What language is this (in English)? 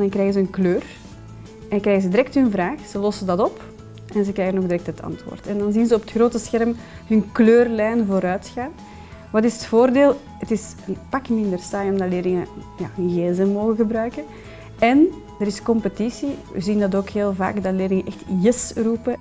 Dutch